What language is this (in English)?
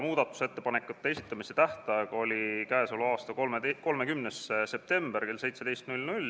Estonian